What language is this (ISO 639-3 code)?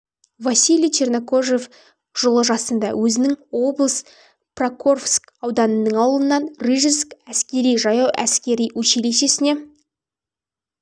kaz